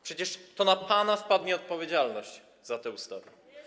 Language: Polish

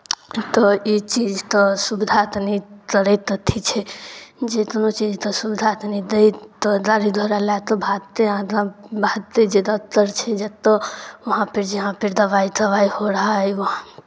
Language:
Maithili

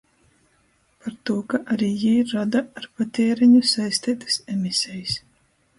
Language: Latgalian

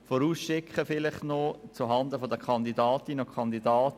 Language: Swiss German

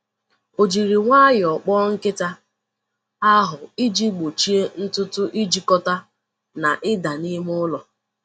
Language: Igbo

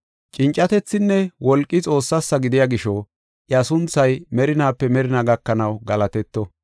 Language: Gofa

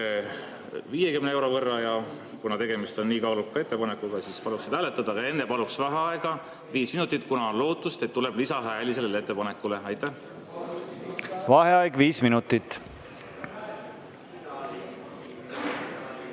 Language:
Estonian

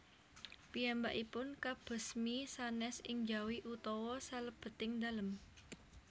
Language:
Javanese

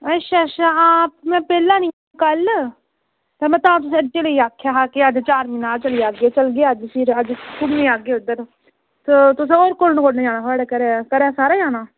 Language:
Dogri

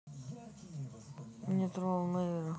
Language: Russian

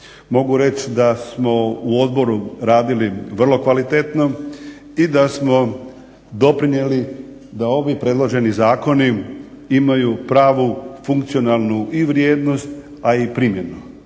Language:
Croatian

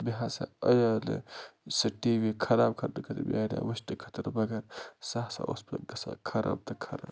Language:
Kashmiri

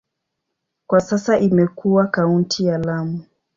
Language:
Swahili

